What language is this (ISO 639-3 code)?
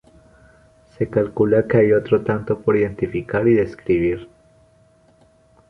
spa